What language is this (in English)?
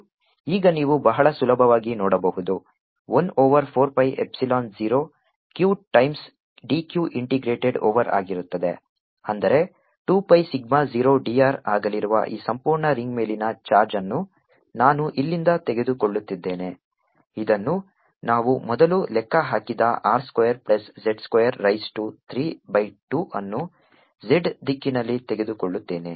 Kannada